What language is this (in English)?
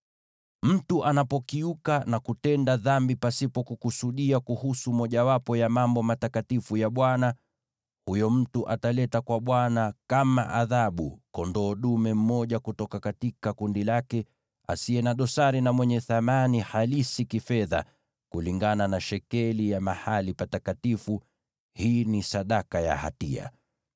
Swahili